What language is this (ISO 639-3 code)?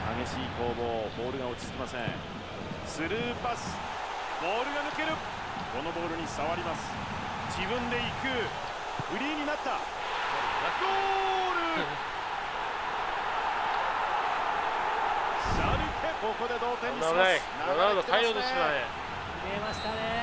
jpn